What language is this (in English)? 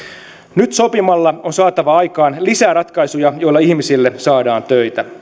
Finnish